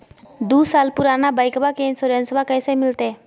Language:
Magahi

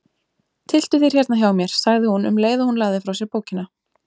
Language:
Icelandic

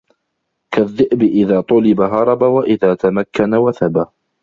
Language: Arabic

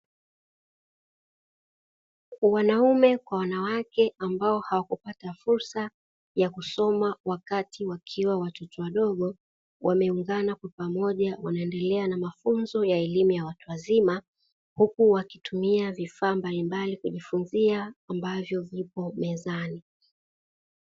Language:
Swahili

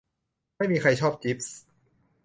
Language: Thai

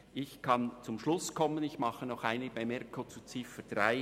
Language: Swiss German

